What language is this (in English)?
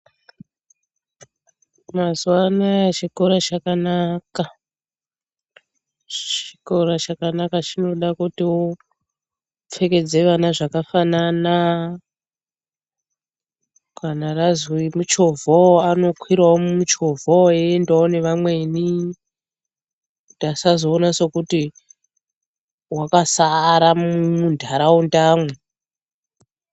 Ndau